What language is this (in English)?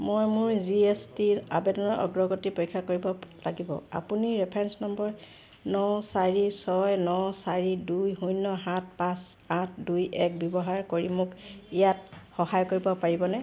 Assamese